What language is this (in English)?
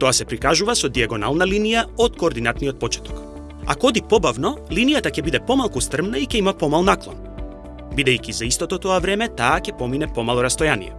Macedonian